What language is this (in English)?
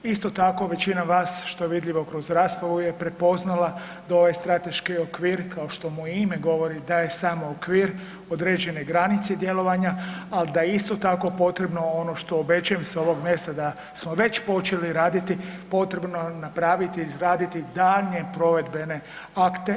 Croatian